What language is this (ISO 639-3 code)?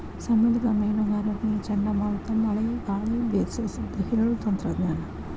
kan